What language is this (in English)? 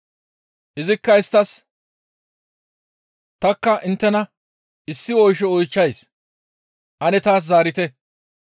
Gamo